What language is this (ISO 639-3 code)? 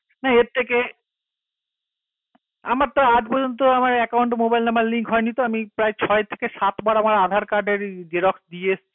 ben